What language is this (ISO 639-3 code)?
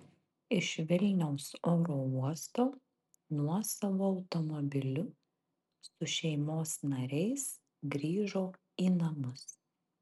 lit